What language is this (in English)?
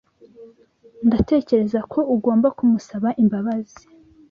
Kinyarwanda